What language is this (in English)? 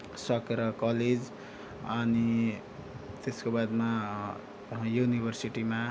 Nepali